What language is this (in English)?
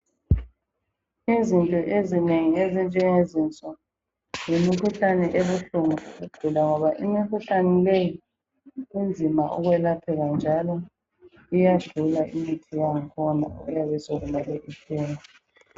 North Ndebele